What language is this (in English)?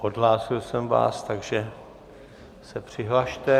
Czech